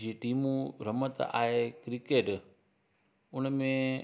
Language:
Sindhi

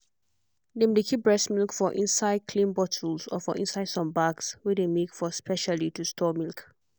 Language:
Nigerian Pidgin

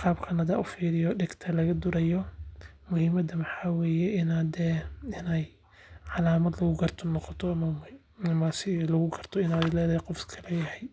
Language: Somali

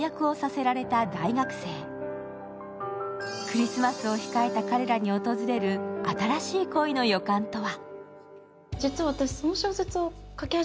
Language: Japanese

